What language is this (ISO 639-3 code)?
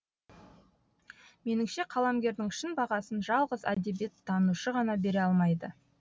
kaz